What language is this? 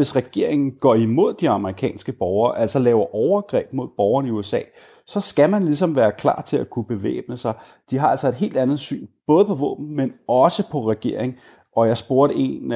Danish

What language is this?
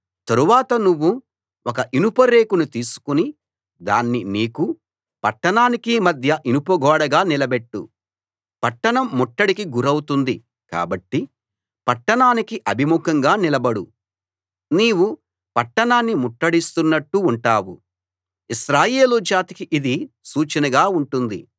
Telugu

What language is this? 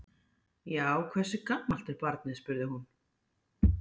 Icelandic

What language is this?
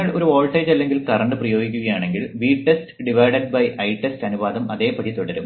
Malayalam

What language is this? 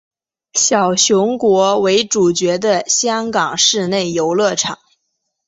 Chinese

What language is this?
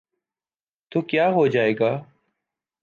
Urdu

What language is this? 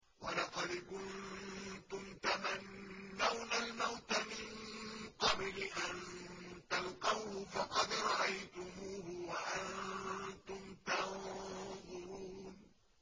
Arabic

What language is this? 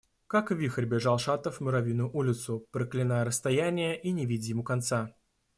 Russian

